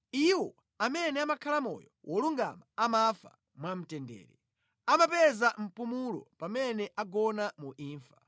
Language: Nyanja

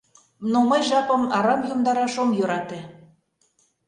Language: Mari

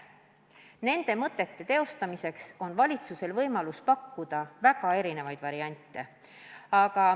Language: Estonian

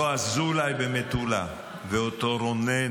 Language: Hebrew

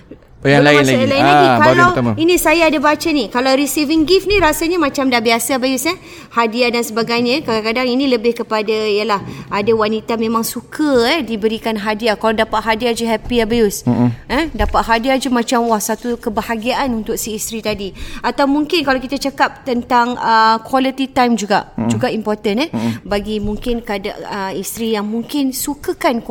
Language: Malay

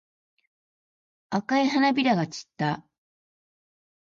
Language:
Japanese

